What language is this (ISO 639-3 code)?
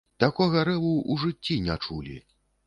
bel